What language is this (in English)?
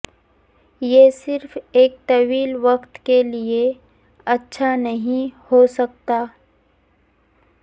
Urdu